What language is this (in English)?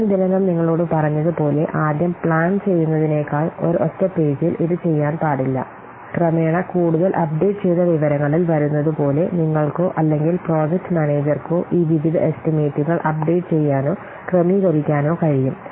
Malayalam